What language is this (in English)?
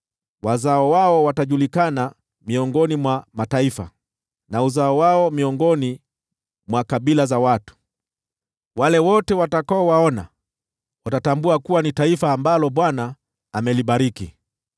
Swahili